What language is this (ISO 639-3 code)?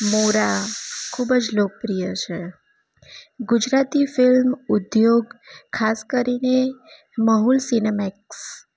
guj